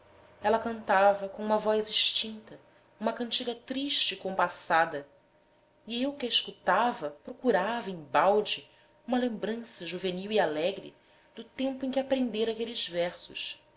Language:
Portuguese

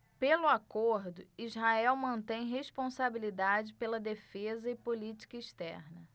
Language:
Portuguese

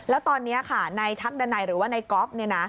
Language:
Thai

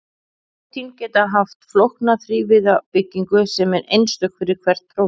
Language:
Icelandic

